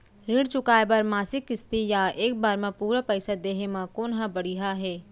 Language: Chhattisgarhi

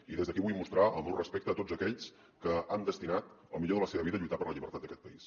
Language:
Catalan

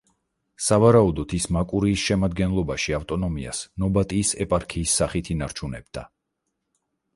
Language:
Georgian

